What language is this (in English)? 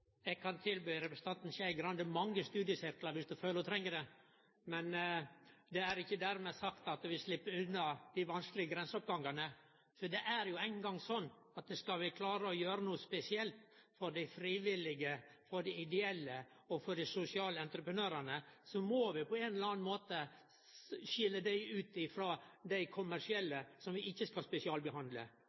Norwegian